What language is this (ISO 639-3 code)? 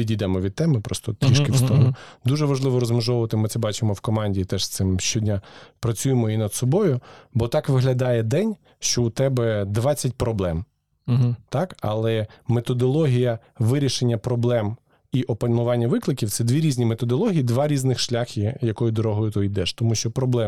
ukr